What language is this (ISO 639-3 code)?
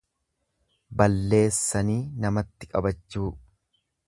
orm